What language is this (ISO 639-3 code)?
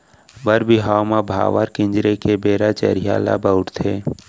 hne